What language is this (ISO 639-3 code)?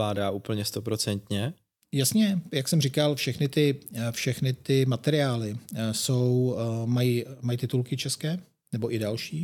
ces